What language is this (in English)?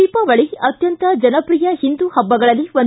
Kannada